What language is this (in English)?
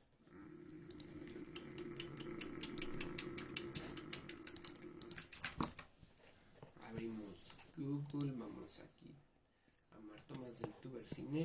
Spanish